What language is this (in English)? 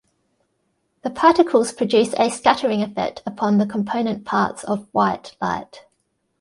English